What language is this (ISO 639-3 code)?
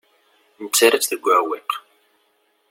kab